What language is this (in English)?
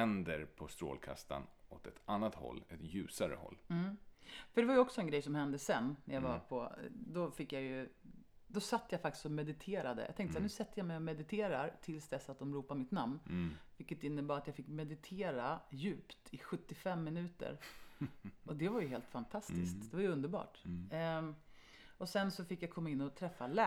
Swedish